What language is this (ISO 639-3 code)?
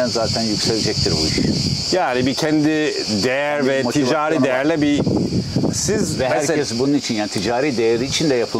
tur